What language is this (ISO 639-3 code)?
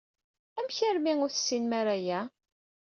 kab